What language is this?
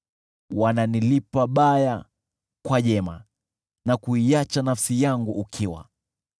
Swahili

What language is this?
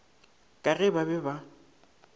Northern Sotho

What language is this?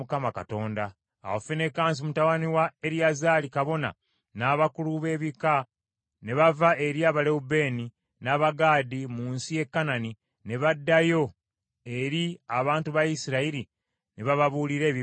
Ganda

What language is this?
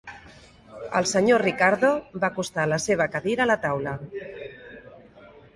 Catalan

